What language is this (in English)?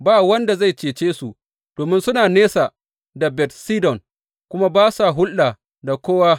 Hausa